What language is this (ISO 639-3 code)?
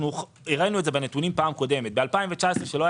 heb